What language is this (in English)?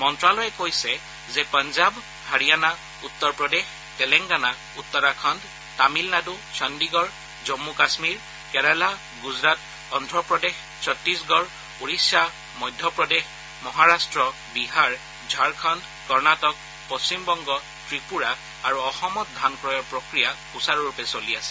Assamese